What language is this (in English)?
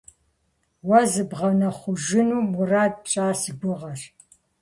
Kabardian